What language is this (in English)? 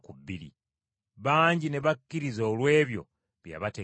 Ganda